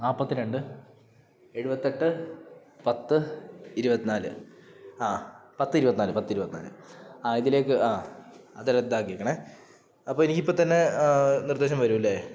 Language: Malayalam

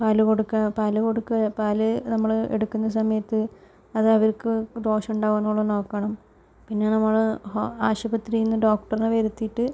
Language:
Malayalam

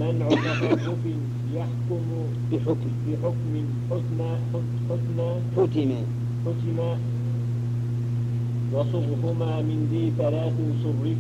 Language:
Arabic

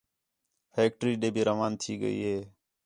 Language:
Khetrani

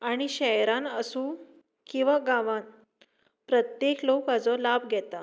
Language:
Konkani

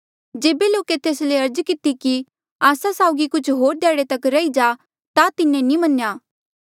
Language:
Mandeali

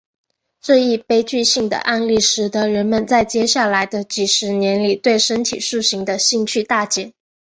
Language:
Chinese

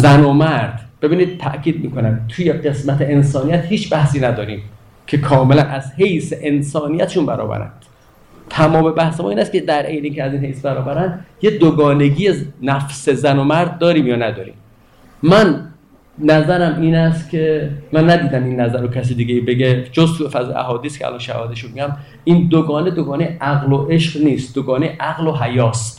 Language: Persian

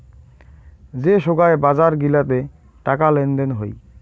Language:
Bangla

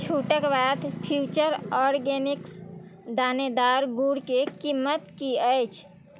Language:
Maithili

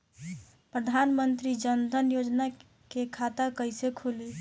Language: Bhojpuri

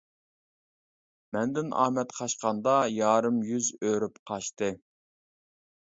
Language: Uyghur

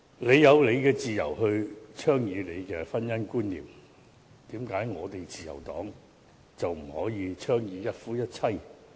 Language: Cantonese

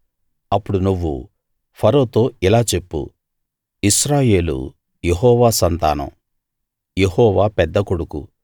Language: Telugu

